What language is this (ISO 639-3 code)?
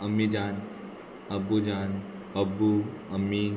kok